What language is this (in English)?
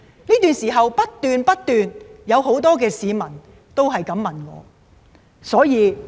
Cantonese